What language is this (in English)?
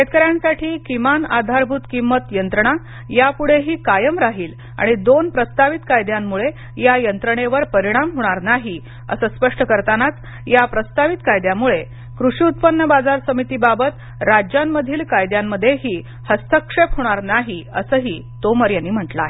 Marathi